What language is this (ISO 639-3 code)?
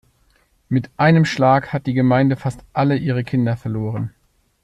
deu